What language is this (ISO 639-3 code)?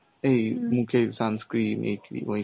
ben